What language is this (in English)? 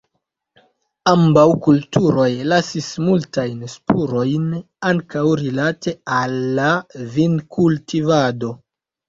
Esperanto